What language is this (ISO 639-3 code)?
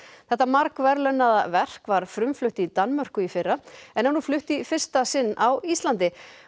isl